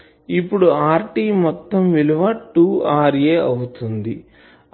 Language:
Telugu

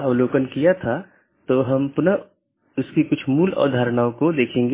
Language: Hindi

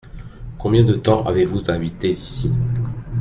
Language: French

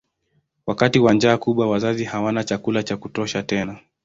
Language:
Swahili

